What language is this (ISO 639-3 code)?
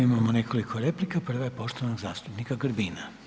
hrv